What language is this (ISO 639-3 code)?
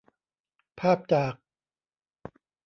tha